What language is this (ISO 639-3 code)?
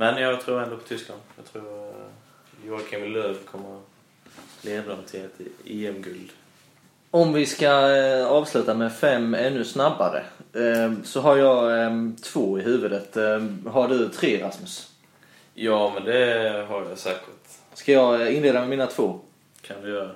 swe